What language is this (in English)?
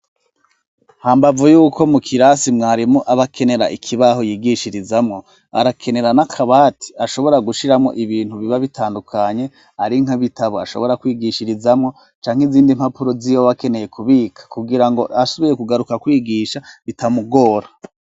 Rundi